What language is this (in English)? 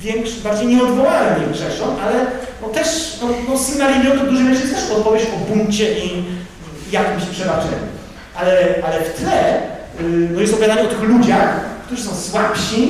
Polish